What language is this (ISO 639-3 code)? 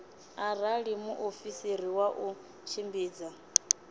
ven